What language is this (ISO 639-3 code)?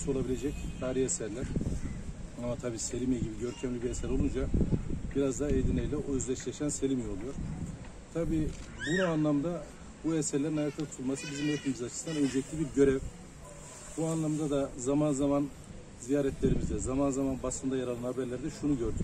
tur